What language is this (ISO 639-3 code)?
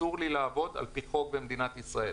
heb